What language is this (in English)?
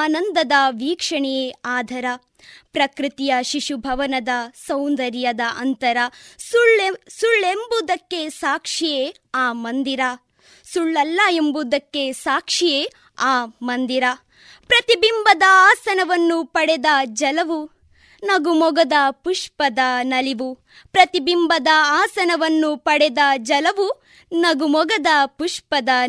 Kannada